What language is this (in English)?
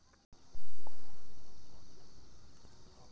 Magahi